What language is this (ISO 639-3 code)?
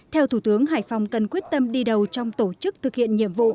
vie